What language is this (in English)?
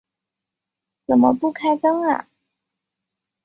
Chinese